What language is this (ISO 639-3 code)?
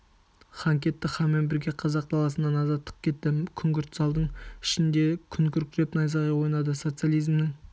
kaz